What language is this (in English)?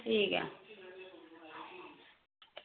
Dogri